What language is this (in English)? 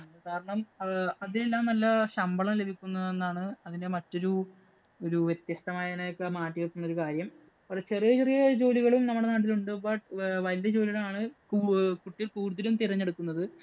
Malayalam